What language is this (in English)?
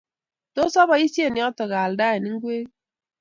Kalenjin